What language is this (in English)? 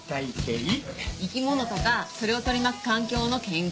Japanese